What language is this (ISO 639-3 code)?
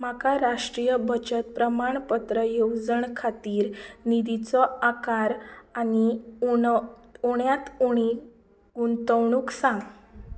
kok